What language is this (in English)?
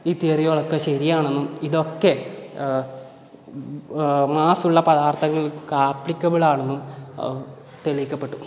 Malayalam